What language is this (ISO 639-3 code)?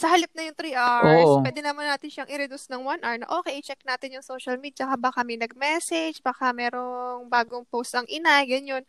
fil